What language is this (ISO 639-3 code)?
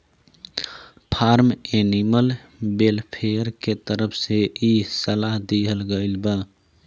bho